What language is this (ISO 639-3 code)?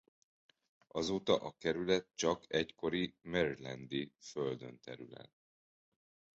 hun